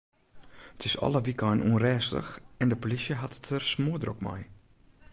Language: Western Frisian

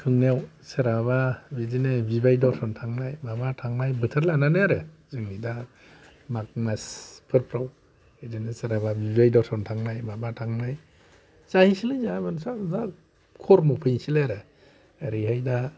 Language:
Bodo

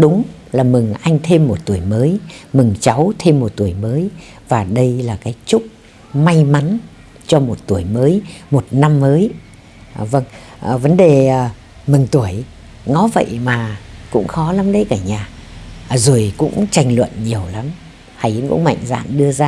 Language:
Vietnamese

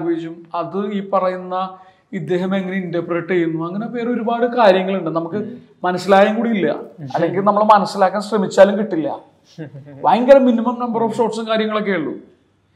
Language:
Malayalam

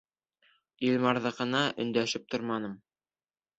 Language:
Bashkir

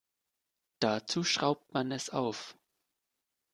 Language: German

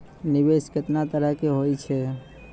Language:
Maithili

